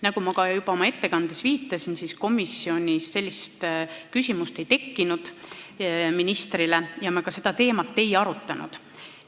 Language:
Estonian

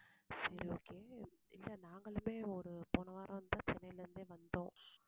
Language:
Tamil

